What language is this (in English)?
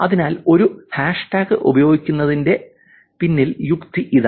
Malayalam